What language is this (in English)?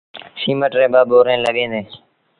Sindhi Bhil